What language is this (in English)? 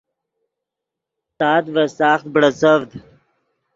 Yidgha